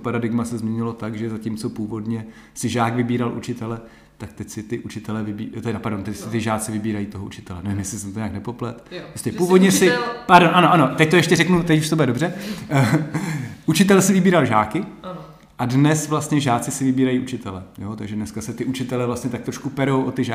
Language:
Czech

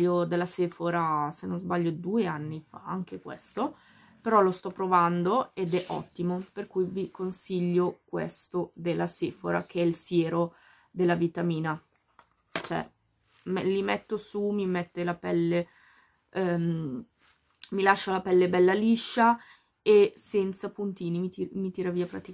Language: Italian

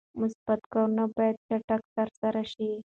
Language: Pashto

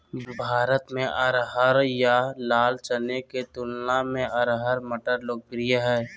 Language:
Magahi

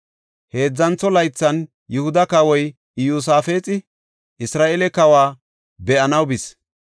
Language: Gofa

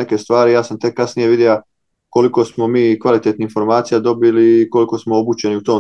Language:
Croatian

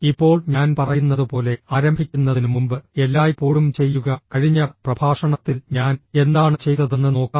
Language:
Malayalam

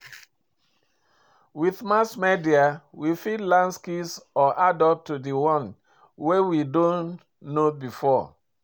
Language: Nigerian Pidgin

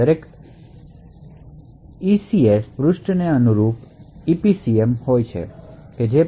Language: Gujarati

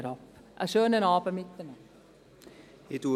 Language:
Swiss German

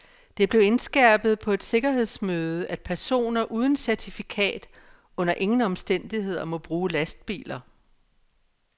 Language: Danish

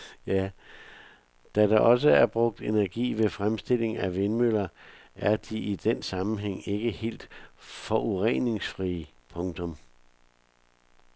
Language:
Danish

